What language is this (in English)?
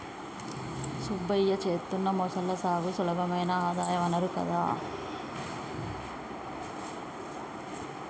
Telugu